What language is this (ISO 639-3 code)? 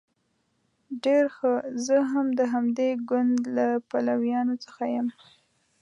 pus